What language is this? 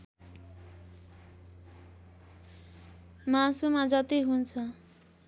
Nepali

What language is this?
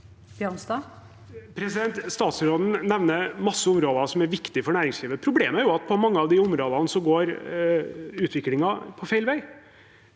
Norwegian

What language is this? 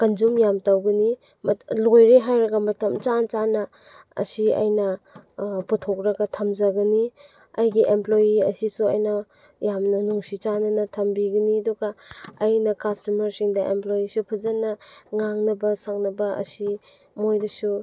Manipuri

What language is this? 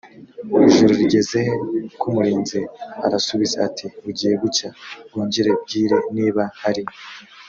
Kinyarwanda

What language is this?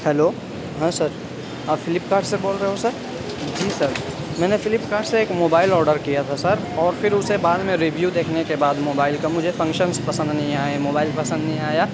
Urdu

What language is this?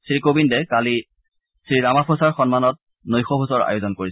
Assamese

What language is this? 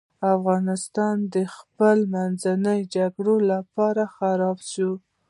Pashto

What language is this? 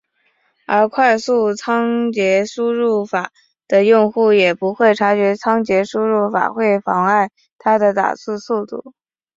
Chinese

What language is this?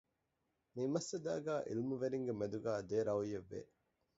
Divehi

